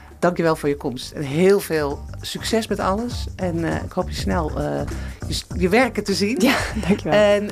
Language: Dutch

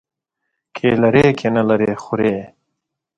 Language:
Pashto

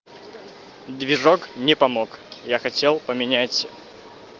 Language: Russian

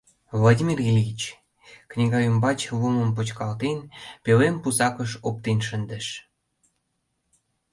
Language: Mari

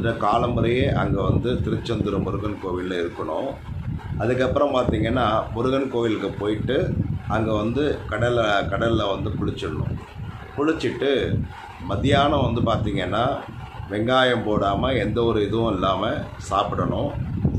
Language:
Hindi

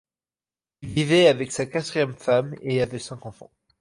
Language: French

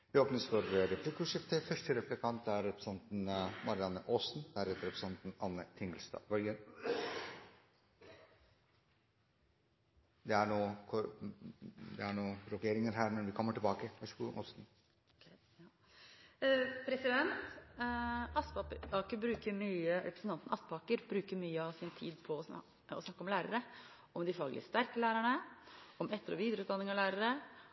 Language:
Norwegian Bokmål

